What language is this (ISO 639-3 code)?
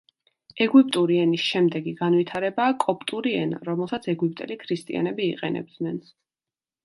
kat